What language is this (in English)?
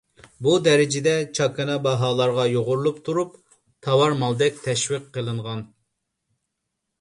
Uyghur